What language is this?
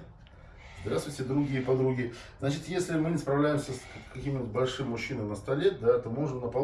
Russian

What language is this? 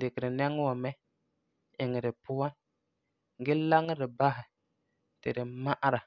Frafra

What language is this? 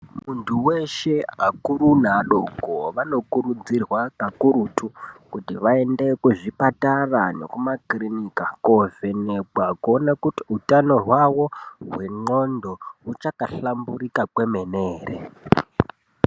Ndau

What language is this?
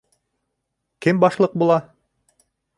Bashkir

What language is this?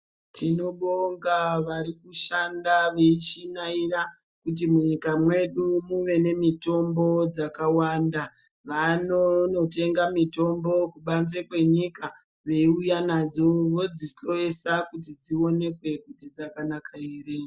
Ndau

